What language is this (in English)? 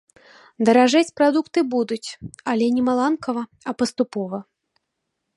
Belarusian